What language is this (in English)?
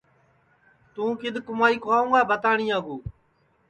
Sansi